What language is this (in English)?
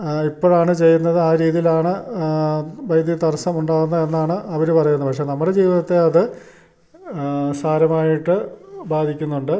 Malayalam